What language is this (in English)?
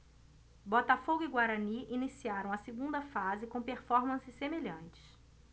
Portuguese